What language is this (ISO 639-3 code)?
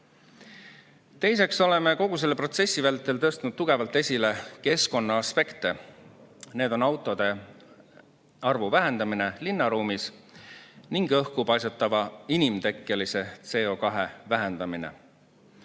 est